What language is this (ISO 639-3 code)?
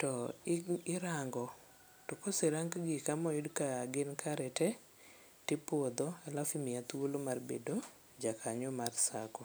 luo